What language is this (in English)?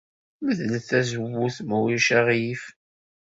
Kabyle